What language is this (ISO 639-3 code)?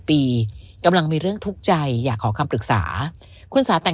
tha